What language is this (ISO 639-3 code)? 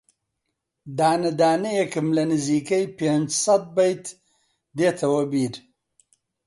ckb